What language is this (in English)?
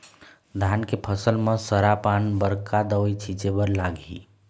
Chhattisgarhi